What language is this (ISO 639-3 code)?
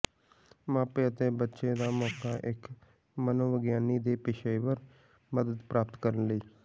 pan